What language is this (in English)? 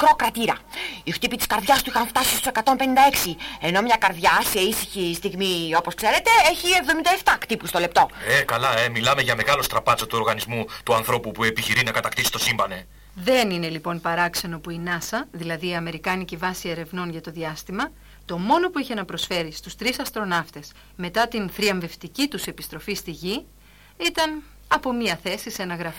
Greek